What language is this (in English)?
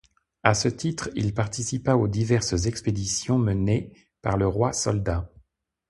French